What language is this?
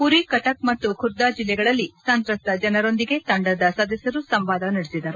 Kannada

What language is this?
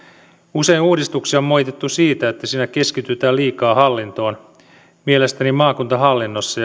Finnish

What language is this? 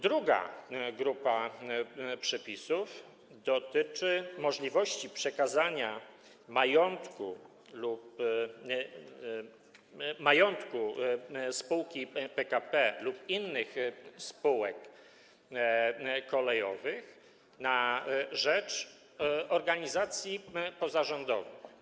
Polish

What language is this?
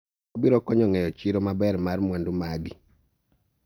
Luo (Kenya and Tanzania)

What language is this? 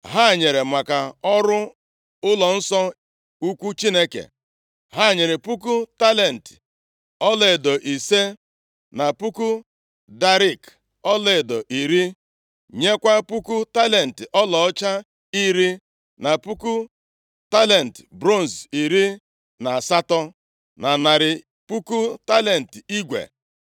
Igbo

